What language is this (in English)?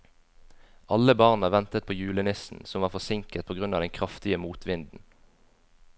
Norwegian